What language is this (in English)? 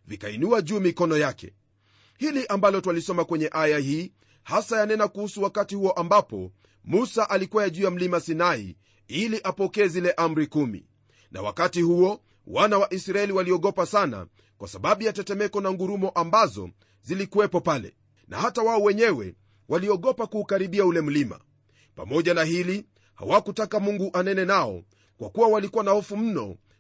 Swahili